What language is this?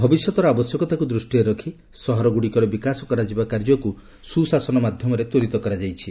Odia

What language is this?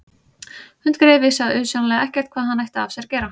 Icelandic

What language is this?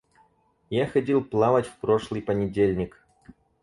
Russian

